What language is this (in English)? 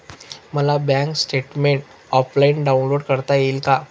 Marathi